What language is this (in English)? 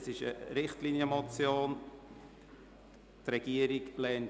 Swiss German